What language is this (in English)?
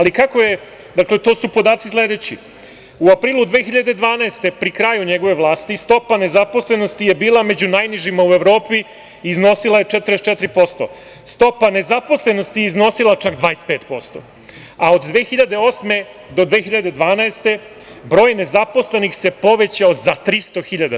Serbian